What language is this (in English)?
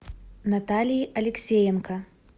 Russian